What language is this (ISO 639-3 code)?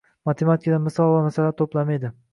uzb